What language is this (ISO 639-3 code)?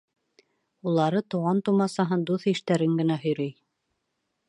bak